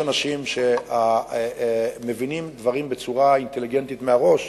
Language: Hebrew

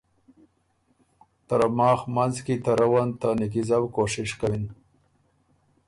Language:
Ormuri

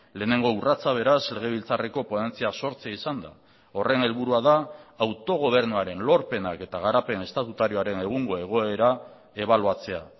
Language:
Basque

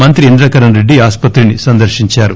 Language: Telugu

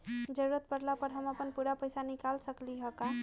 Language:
Magahi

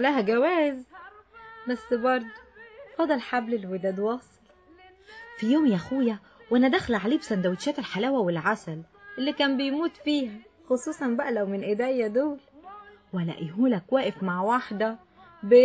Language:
Arabic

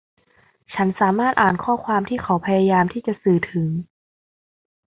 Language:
Thai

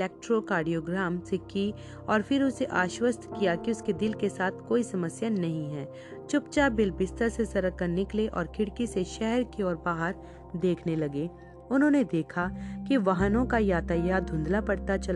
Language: Hindi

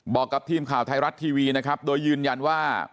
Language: Thai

